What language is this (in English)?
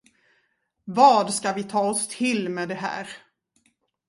Swedish